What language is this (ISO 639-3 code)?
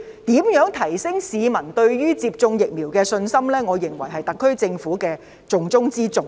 yue